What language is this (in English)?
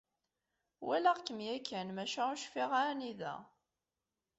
Kabyle